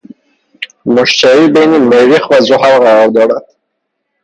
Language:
Persian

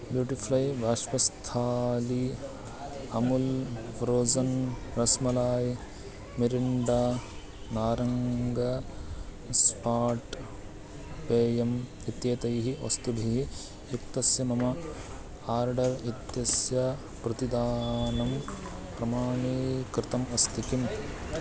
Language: Sanskrit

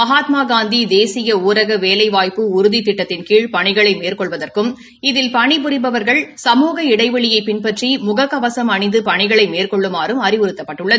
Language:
Tamil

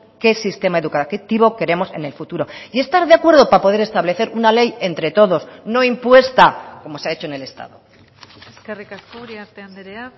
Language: Spanish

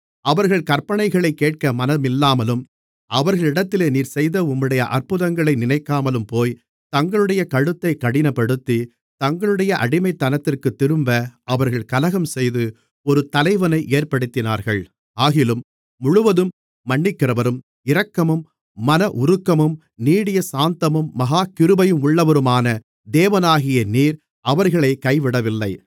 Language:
Tamil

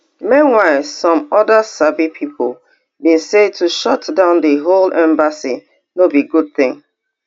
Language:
Nigerian Pidgin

